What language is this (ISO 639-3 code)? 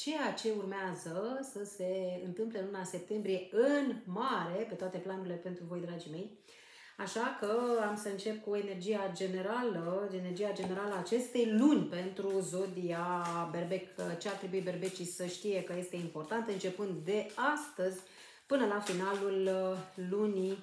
ron